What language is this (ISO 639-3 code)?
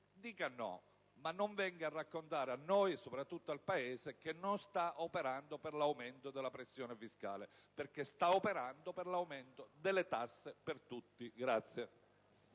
ita